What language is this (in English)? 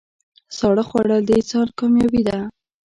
Pashto